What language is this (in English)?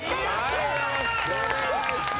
Japanese